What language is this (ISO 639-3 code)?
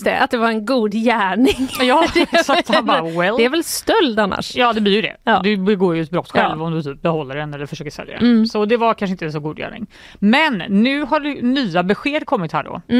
swe